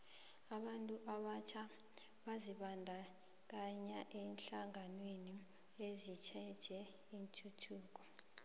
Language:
South Ndebele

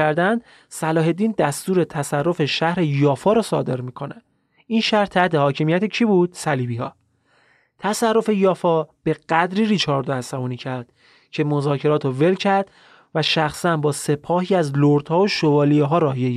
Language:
Persian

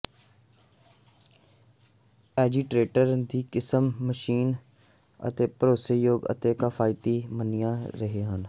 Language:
Punjabi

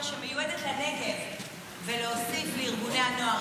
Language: Hebrew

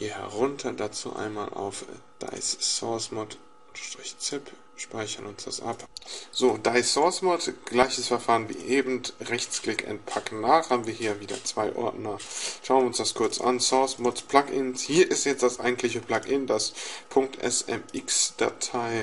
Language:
German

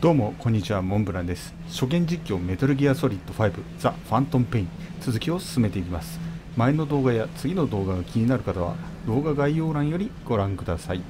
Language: Japanese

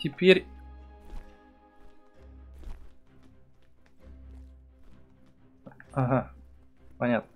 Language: Russian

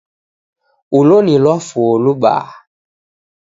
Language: Taita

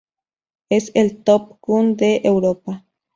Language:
Spanish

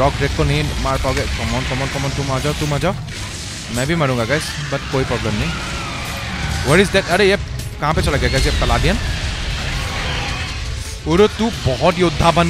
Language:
Hindi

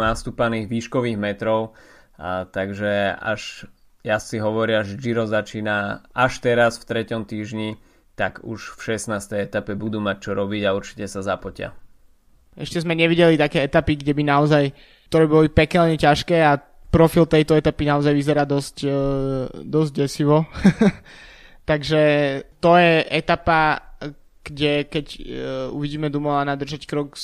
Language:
Slovak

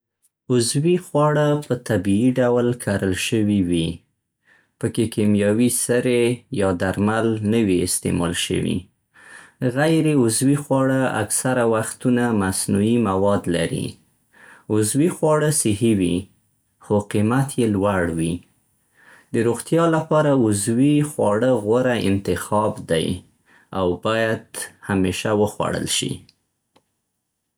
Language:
Central Pashto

